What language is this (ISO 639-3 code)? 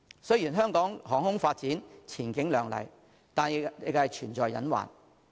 yue